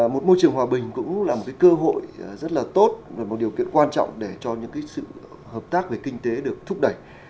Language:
Vietnamese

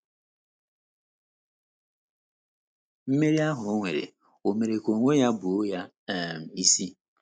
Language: Igbo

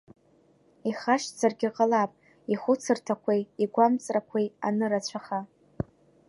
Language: Abkhazian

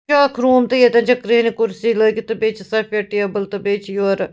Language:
Kashmiri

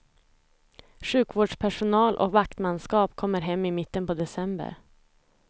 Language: Swedish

